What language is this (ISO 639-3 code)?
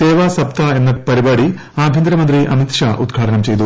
mal